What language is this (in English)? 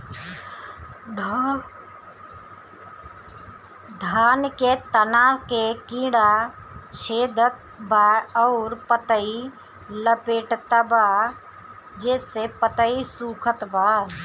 Bhojpuri